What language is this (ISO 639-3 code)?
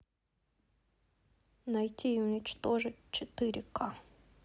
rus